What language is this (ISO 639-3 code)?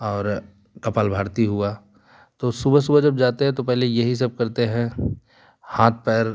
hin